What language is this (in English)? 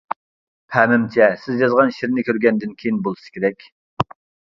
Uyghur